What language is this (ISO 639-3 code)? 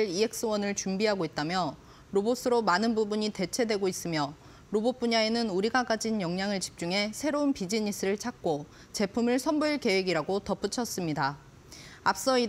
kor